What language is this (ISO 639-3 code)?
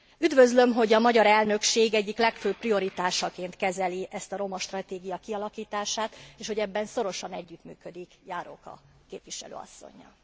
hun